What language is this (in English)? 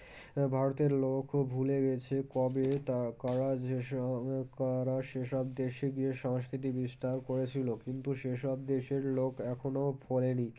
Bangla